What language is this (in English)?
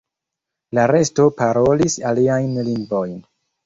Esperanto